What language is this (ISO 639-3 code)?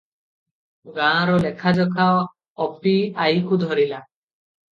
ori